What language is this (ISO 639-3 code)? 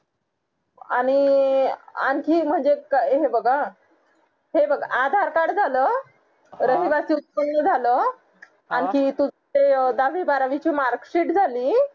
mar